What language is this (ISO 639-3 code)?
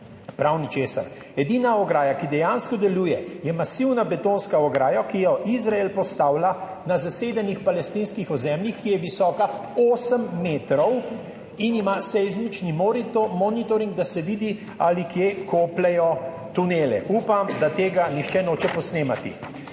slv